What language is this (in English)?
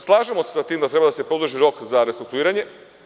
Serbian